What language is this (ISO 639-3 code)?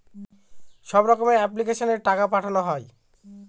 ben